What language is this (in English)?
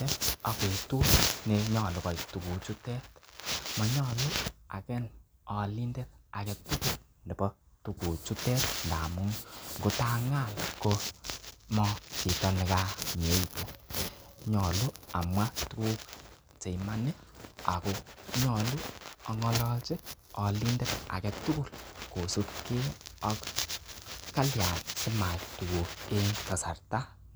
Kalenjin